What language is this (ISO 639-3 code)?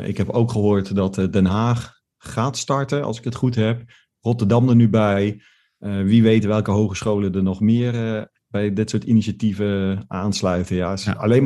nld